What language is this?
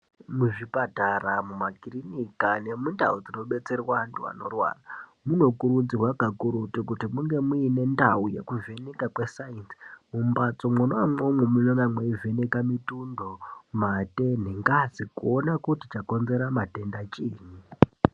Ndau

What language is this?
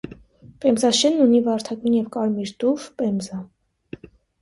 Armenian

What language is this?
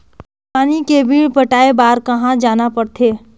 Chhattisgarhi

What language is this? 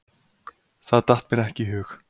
Icelandic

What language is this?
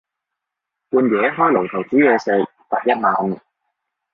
Cantonese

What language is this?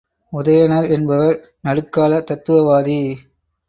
Tamil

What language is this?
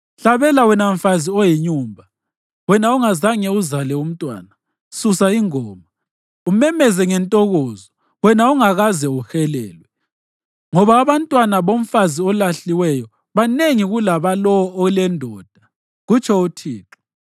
North Ndebele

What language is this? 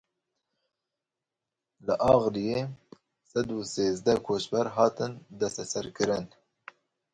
Kurdish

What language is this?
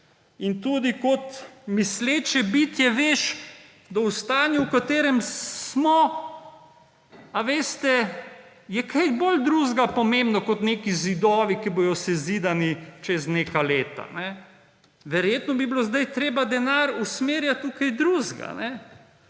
Slovenian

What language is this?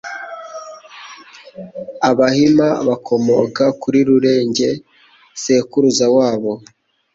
Kinyarwanda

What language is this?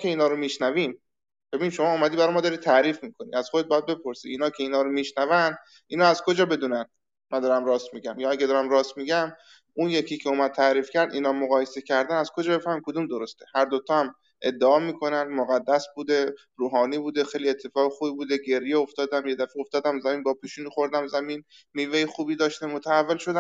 Persian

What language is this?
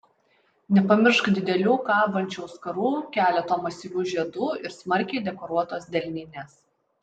Lithuanian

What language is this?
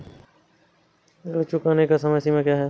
Hindi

